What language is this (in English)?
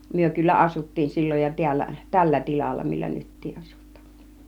Finnish